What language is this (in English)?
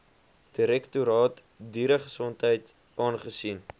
Afrikaans